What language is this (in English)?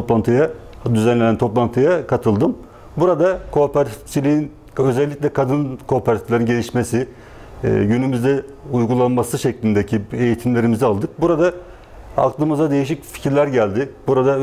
Turkish